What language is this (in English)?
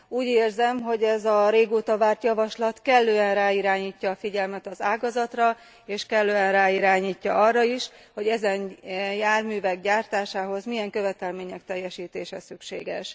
Hungarian